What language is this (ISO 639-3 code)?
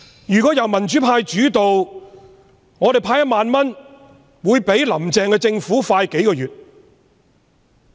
yue